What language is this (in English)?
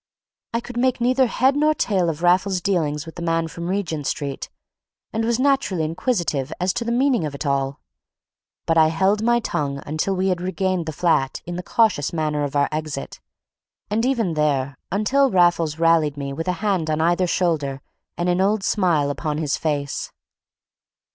English